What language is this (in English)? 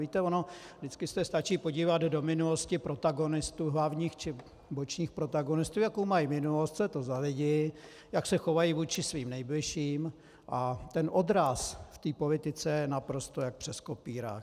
Czech